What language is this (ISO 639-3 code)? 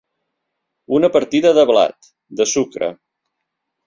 cat